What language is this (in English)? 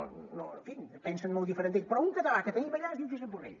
Catalan